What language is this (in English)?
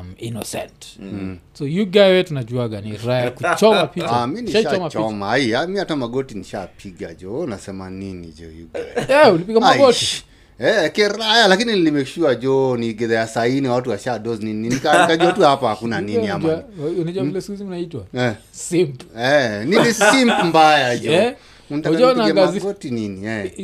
Swahili